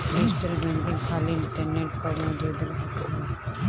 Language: Bhojpuri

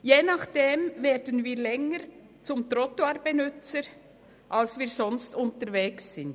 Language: Swiss German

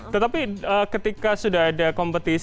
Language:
Indonesian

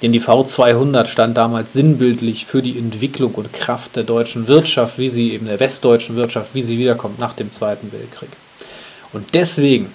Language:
German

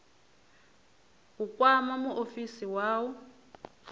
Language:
Venda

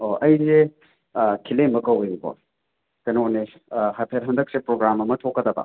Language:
Manipuri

